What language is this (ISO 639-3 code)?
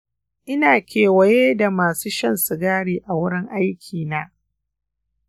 hau